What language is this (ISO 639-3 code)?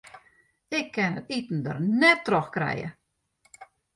fry